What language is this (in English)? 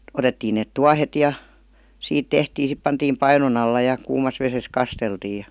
Finnish